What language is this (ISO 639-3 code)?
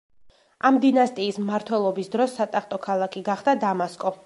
kat